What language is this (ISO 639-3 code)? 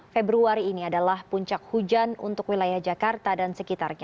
ind